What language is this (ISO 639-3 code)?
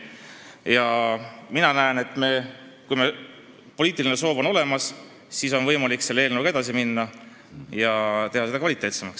est